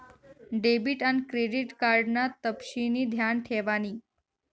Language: Marathi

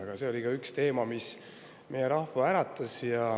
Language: Estonian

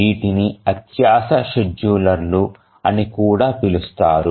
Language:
Telugu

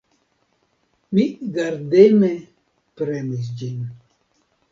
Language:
Esperanto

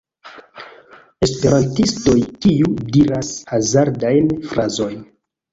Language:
Esperanto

